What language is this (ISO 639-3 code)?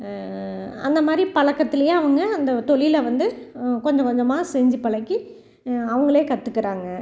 tam